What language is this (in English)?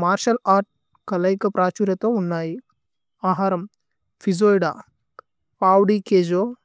Tulu